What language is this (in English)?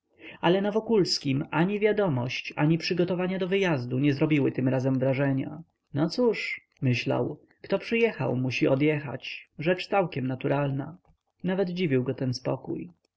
Polish